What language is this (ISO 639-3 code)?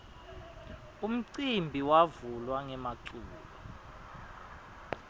ssw